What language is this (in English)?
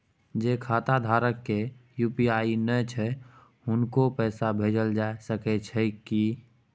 Maithili